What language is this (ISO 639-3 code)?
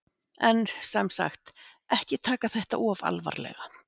isl